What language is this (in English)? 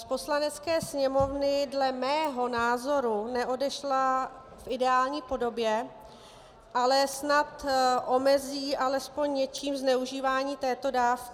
Czech